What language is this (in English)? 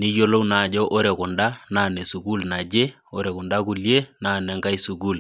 Masai